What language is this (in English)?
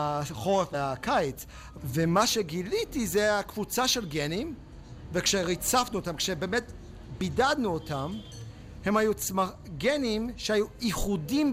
Hebrew